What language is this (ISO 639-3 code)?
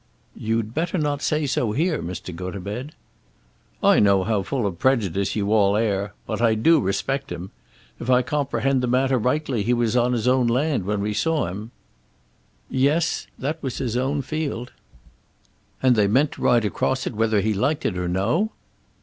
eng